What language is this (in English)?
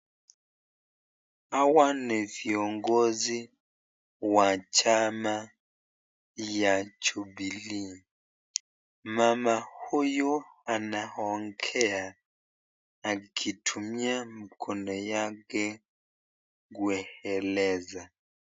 Swahili